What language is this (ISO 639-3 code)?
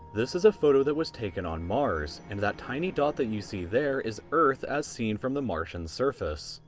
eng